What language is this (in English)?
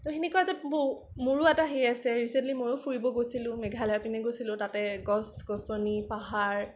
Assamese